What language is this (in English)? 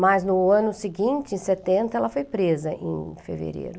Portuguese